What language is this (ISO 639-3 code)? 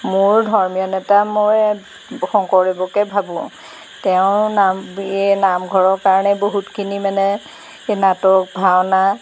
asm